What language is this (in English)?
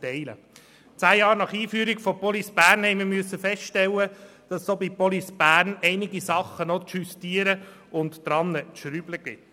Swiss German